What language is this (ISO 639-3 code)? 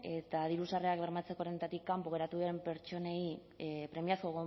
eus